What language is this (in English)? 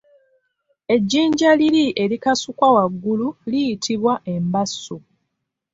Ganda